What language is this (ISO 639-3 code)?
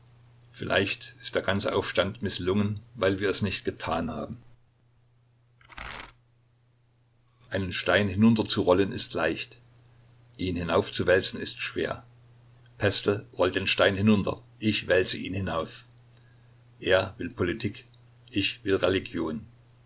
deu